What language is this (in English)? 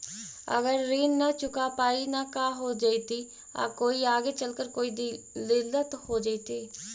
Magahi